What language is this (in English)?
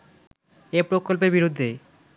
Bangla